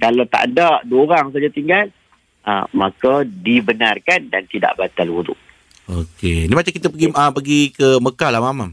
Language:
Malay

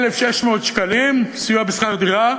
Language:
Hebrew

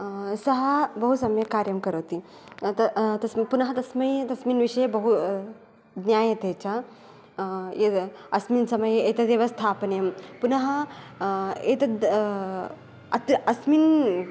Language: Sanskrit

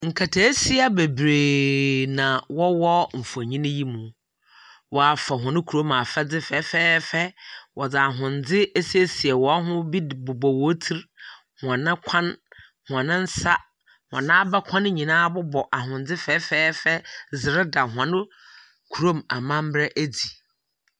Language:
Akan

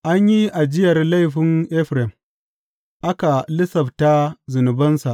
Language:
Hausa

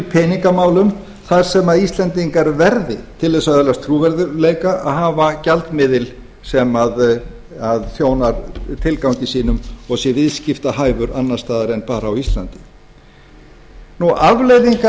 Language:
Icelandic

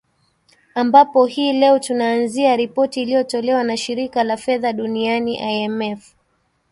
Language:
Swahili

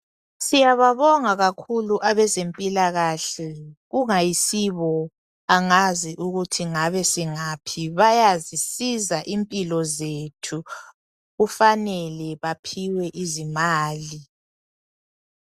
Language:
North Ndebele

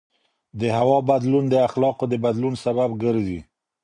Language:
Pashto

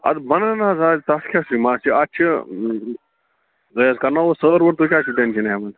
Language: Kashmiri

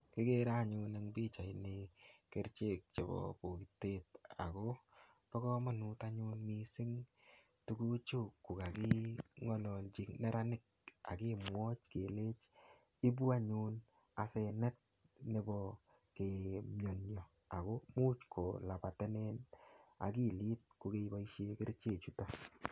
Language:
Kalenjin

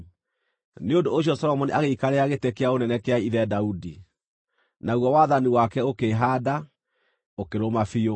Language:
Kikuyu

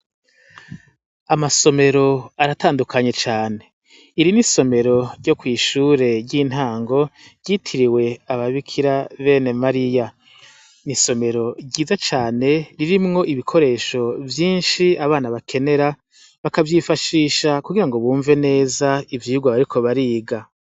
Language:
Rundi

